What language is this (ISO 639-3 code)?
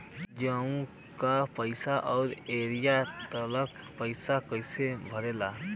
bho